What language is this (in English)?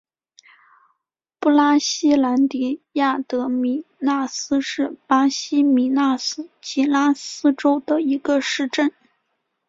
Chinese